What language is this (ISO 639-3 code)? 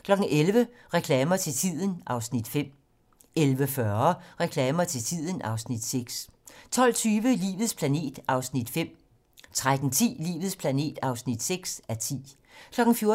dan